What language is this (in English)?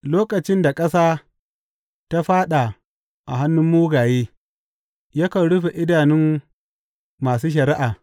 Hausa